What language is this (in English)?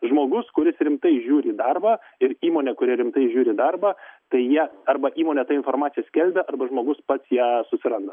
Lithuanian